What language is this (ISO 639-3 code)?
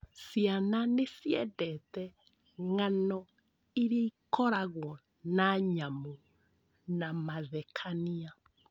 kik